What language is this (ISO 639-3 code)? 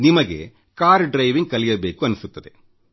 kan